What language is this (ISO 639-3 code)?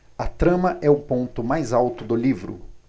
por